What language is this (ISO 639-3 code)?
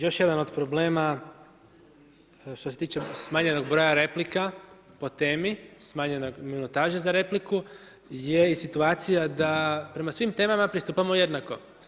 hrv